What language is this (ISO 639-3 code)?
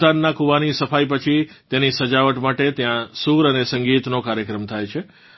guj